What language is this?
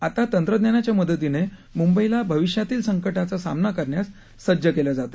Marathi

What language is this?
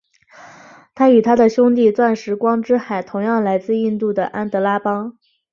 Chinese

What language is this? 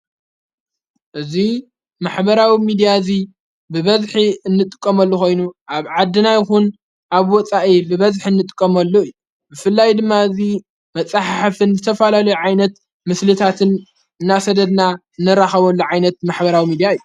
Tigrinya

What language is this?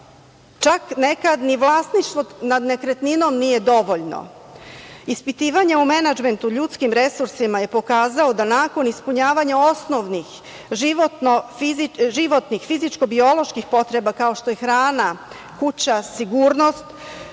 Serbian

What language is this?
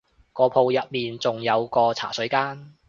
Cantonese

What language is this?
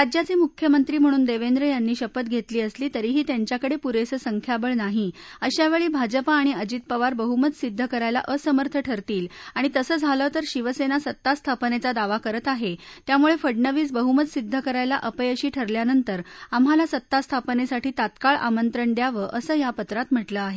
Marathi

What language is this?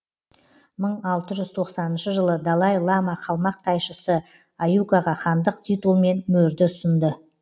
Kazakh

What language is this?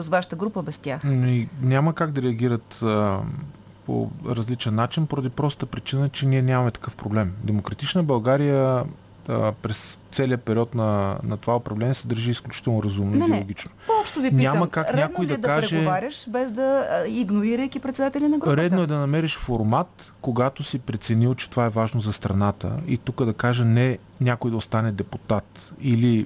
Bulgarian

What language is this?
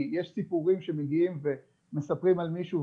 Hebrew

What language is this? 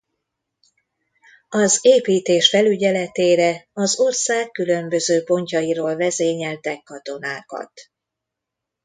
Hungarian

